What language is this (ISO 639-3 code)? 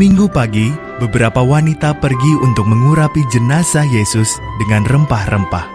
ind